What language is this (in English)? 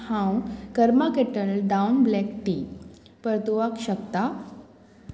Konkani